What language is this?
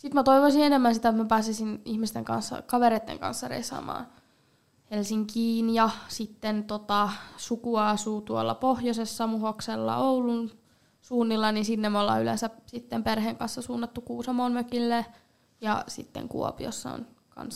Finnish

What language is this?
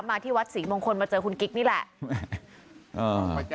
Thai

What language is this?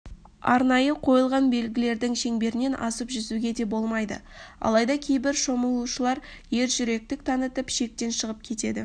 Kazakh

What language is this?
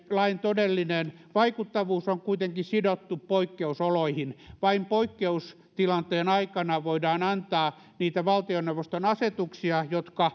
Finnish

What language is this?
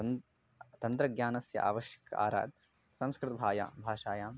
Sanskrit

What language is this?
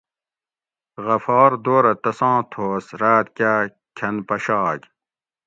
Gawri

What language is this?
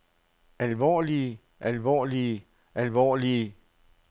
Danish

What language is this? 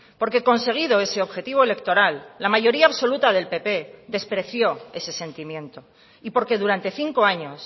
Spanish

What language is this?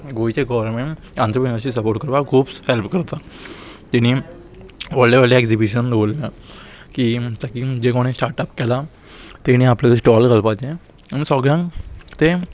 Konkani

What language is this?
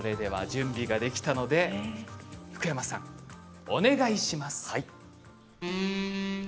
Japanese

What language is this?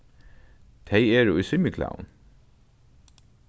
Faroese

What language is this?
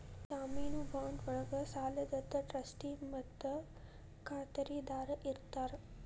Kannada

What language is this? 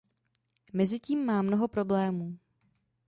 Czech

